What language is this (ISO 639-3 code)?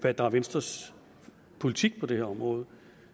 dan